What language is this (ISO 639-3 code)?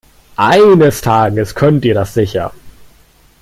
deu